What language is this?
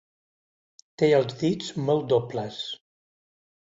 Catalan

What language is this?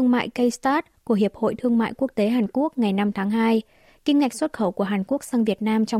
Vietnamese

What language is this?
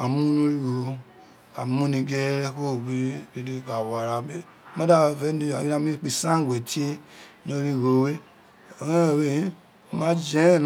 Isekiri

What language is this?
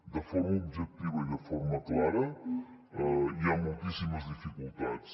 Catalan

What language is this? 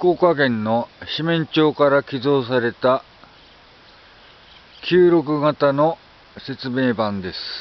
Japanese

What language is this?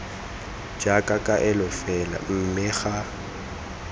Tswana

